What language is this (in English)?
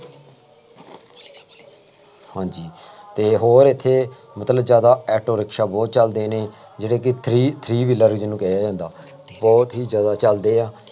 Punjabi